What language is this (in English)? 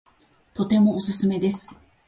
Japanese